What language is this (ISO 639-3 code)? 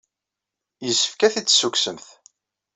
kab